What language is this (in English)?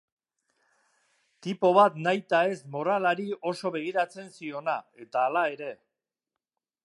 Basque